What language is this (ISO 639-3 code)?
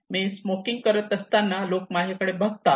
mar